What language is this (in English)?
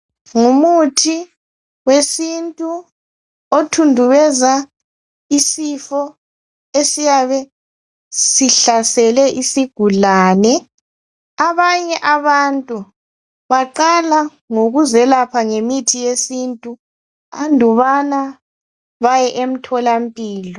North Ndebele